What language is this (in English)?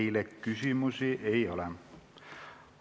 Estonian